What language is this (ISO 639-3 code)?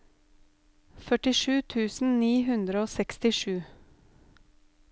nor